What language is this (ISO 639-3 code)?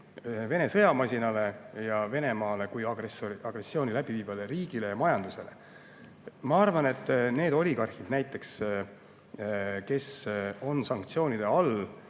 est